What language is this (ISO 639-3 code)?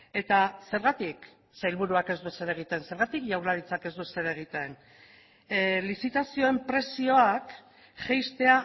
eus